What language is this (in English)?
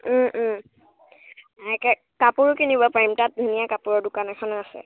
Assamese